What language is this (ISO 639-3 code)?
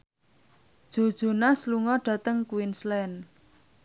jav